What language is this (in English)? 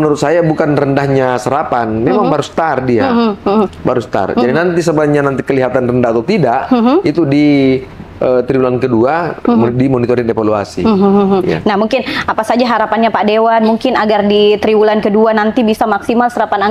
Indonesian